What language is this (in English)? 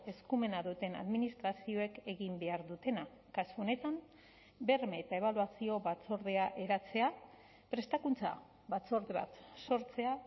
Basque